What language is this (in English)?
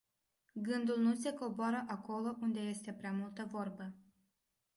Romanian